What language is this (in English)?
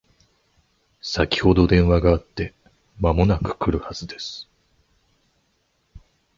Japanese